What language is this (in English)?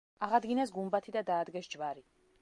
Georgian